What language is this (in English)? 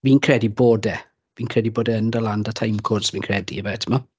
Welsh